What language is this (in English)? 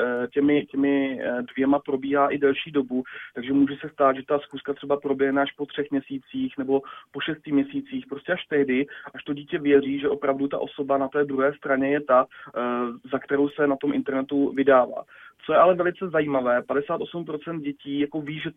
Czech